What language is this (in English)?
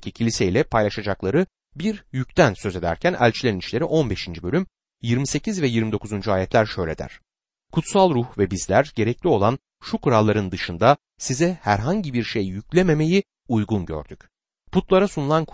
Turkish